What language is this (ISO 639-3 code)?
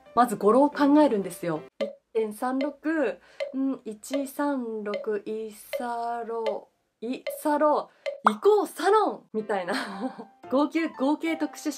jpn